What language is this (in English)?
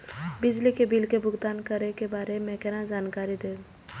Maithili